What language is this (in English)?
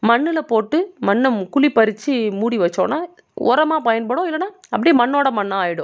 Tamil